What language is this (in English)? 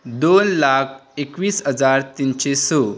Konkani